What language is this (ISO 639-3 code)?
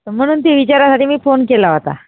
mar